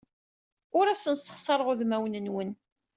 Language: Kabyle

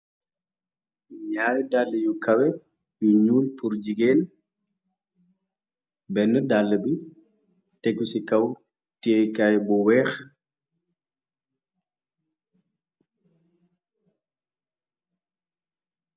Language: Wolof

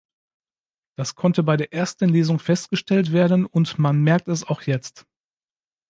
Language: German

